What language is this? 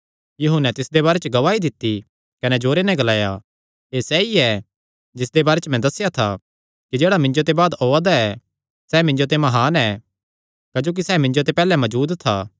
Kangri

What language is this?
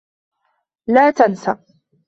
Arabic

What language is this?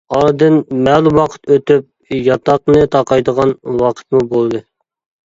Uyghur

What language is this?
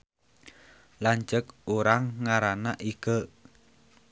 Sundanese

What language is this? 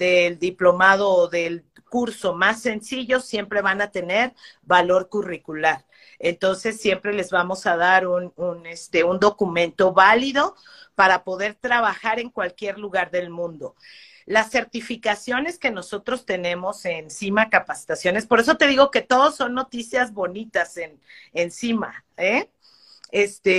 Spanish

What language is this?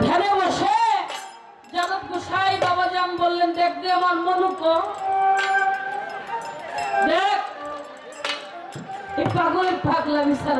Turkish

